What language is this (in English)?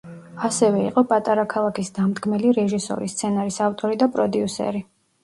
Georgian